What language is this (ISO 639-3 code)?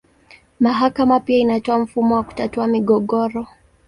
swa